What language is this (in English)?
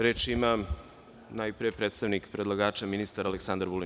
Serbian